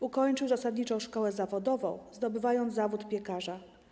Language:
Polish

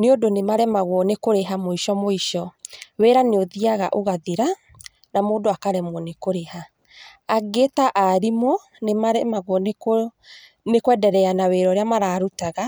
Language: Kikuyu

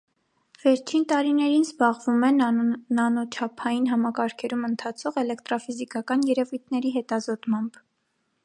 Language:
Armenian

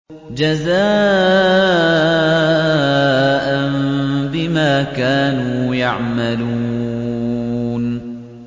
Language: Arabic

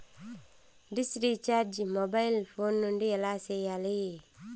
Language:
Telugu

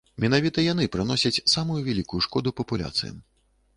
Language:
Belarusian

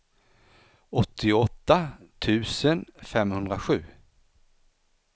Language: Swedish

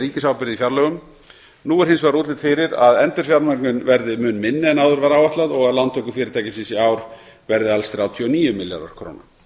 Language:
Icelandic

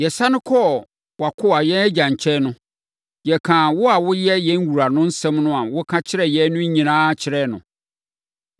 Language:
Akan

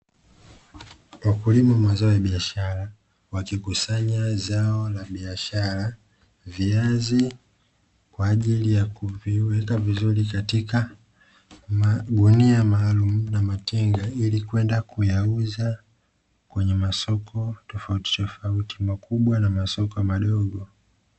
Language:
Swahili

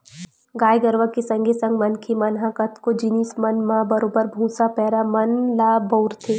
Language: Chhattisgarhi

